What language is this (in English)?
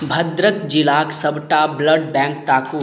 Maithili